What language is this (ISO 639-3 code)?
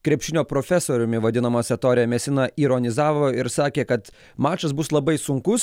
lit